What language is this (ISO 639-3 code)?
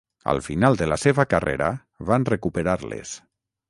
cat